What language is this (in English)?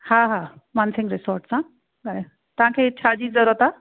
Sindhi